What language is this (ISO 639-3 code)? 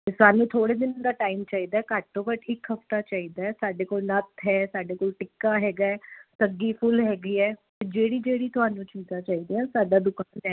pan